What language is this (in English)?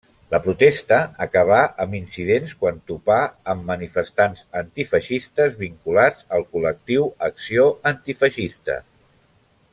Catalan